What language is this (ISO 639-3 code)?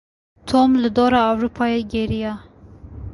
kur